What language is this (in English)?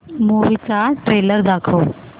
Marathi